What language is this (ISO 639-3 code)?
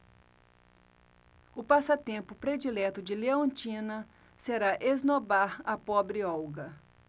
por